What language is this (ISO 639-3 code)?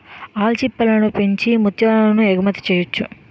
tel